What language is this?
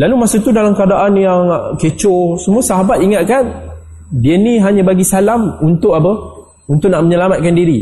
Malay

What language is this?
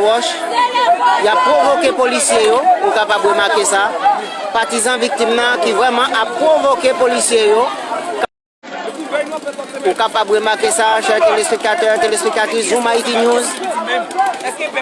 French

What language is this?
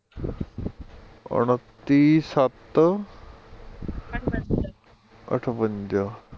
Punjabi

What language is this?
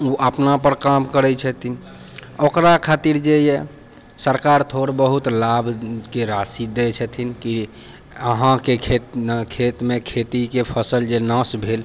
Maithili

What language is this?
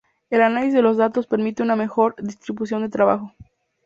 Spanish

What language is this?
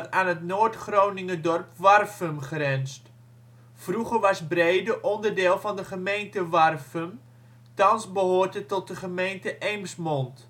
Dutch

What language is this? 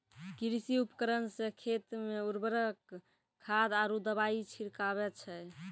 Maithili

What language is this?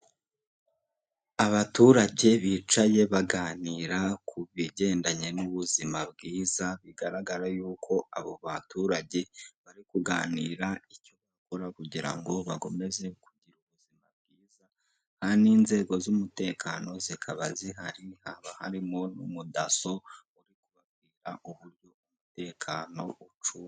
Kinyarwanda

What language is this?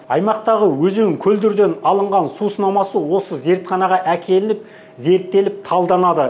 Kazakh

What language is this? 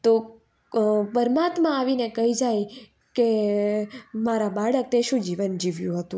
Gujarati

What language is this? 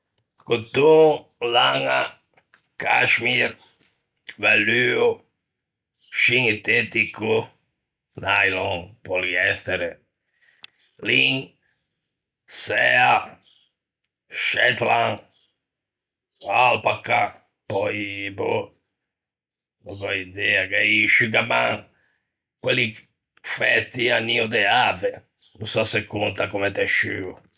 Ligurian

